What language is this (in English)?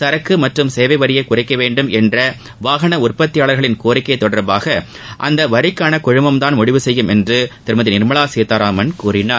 Tamil